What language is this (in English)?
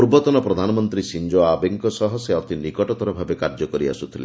Odia